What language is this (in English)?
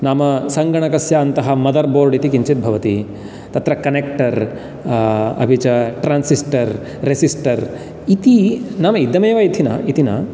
Sanskrit